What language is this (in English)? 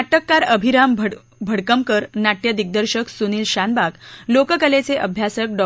Marathi